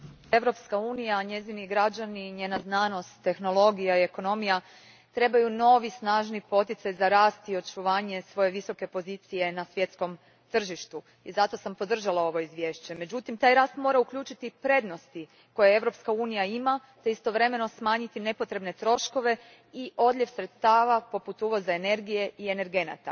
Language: Croatian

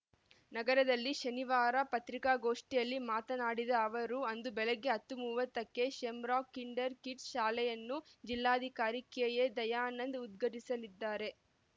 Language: Kannada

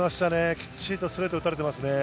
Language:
Japanese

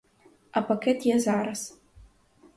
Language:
Ukrainian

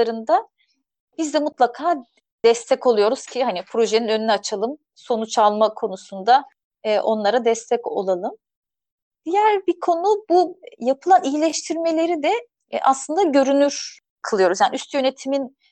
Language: Turkish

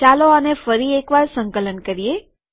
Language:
Gujarati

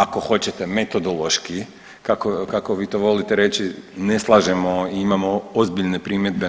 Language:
Croatian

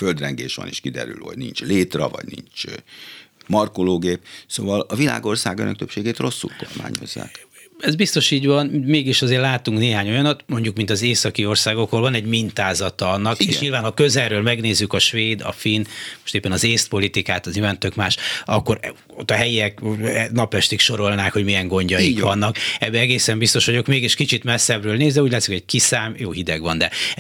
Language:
Hungarian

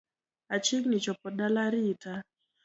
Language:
Luo (Kenya and Tanzania)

